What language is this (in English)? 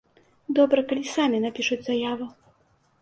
Belarusian